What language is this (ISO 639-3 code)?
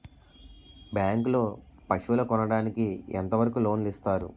tel